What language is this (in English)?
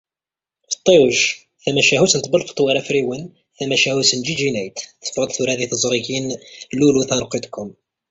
Kabyle